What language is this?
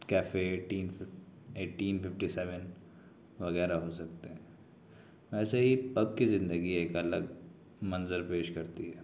Urdu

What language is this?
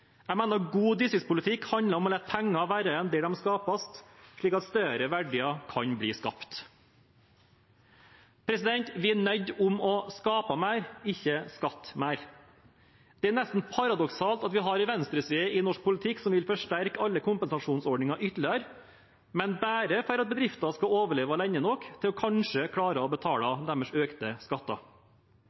Norwegian Bokmål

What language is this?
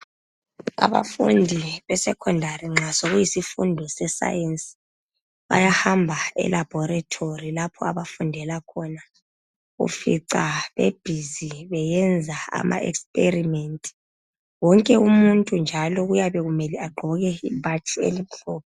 North Ndebele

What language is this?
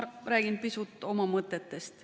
Estonian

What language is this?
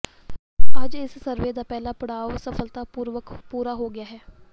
Punjabi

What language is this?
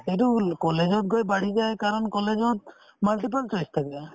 Assamese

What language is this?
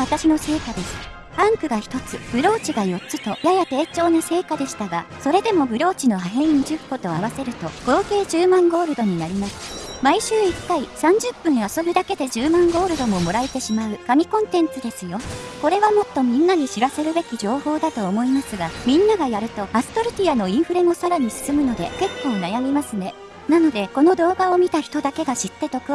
Japanese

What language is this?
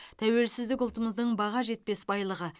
Kazakh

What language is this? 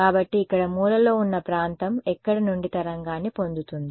Telugu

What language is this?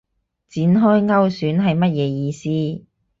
Cantonese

